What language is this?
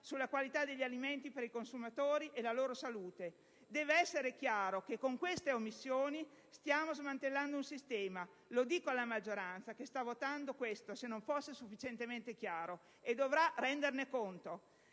Italian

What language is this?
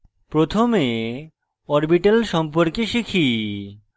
Bangla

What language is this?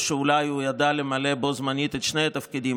Hebrew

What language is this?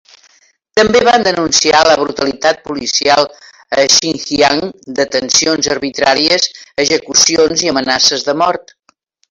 Catalan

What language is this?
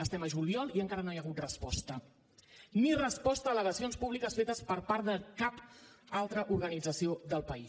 Catalan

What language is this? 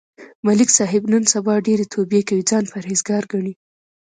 Pashto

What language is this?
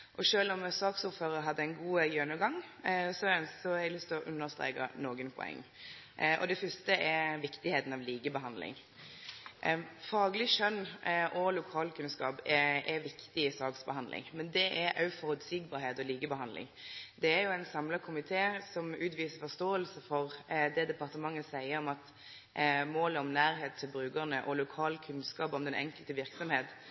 Norwegian Nynorsk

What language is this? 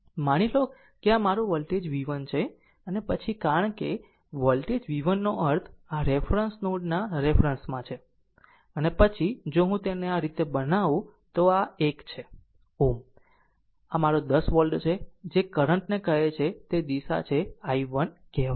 Gujarati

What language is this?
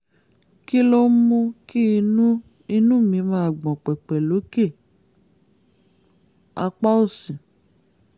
Yoruba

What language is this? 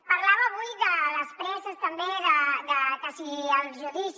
Catalan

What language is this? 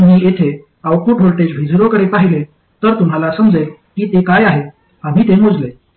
Marathi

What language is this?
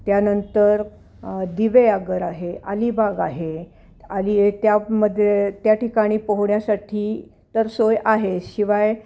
Marathi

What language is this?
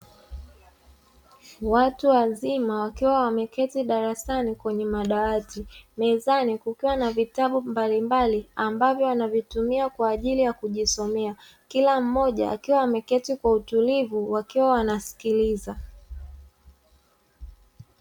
Swahili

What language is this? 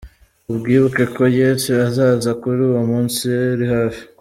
Kinyarwanda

